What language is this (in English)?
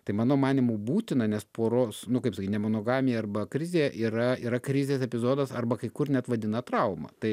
Lithuanian